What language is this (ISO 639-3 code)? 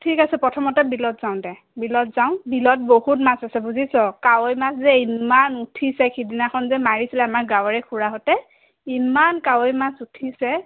asm